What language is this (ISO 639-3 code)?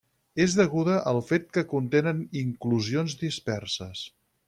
cat